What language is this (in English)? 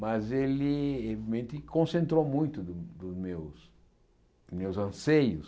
Portuguese